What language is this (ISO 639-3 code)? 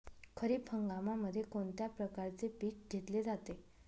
mar